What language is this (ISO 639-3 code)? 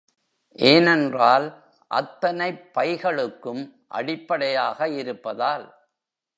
tam